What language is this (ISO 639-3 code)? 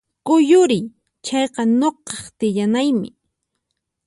qxp